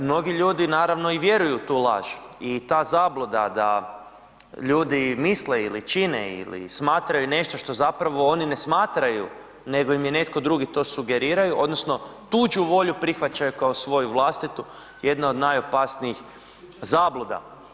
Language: Croatian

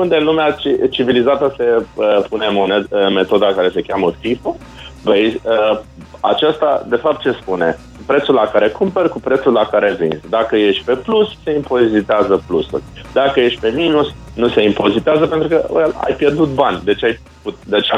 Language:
Romanian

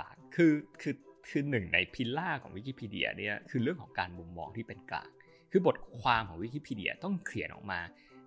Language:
Thai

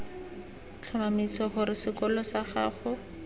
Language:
Tswana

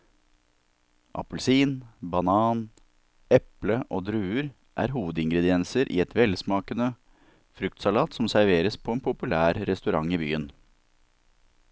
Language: Norwegian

